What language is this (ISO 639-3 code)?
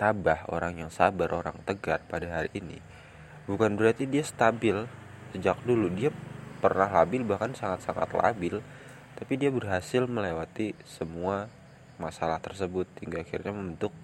ind